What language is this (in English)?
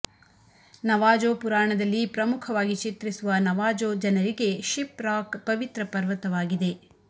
Kannada